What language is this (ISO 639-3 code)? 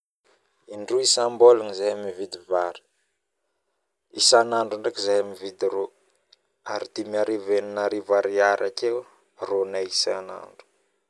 bmm